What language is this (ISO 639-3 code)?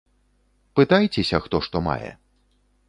bel